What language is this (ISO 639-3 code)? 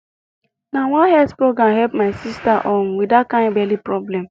pcm